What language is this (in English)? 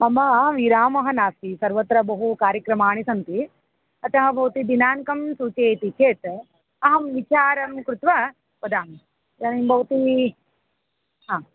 Sanskrit